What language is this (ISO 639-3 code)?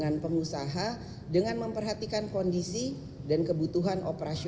ind